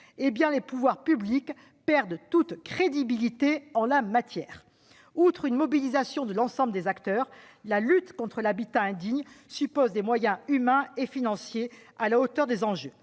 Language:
French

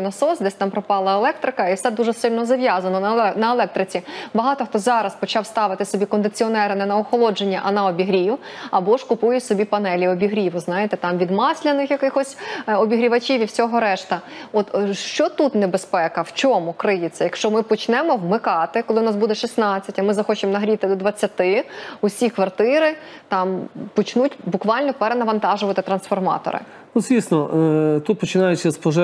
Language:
Ukrainian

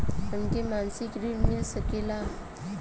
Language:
Bhojpuri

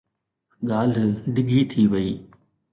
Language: Sindhi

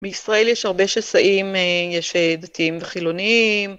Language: Hebrew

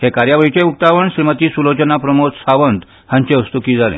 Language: Konkani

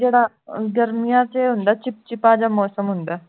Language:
Punjabi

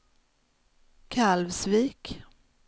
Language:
Swedish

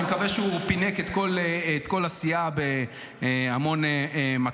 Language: Hebrew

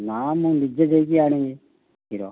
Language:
Odia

